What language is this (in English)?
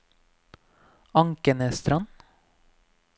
Norwegian